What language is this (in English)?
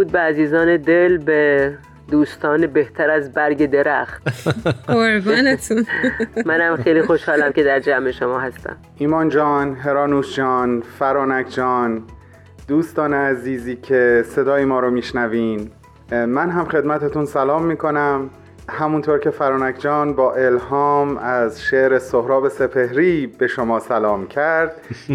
Persian